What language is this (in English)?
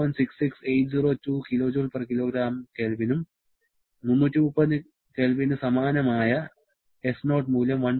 Malayalam